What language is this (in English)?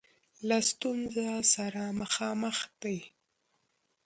Pashto